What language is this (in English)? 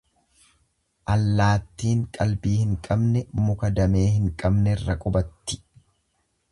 Oromo